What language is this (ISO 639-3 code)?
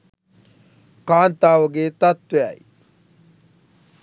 sin